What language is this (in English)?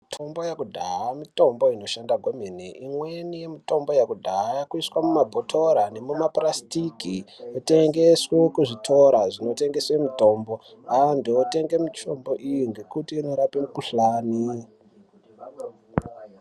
Ndau